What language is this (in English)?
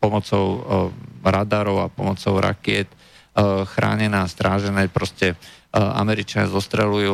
Slovak